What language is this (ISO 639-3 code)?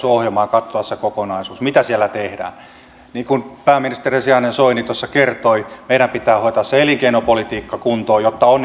fin